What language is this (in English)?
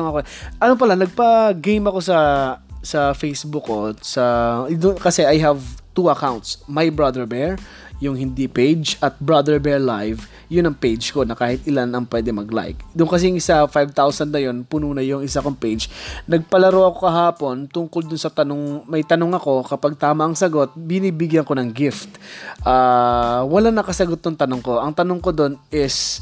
Filipino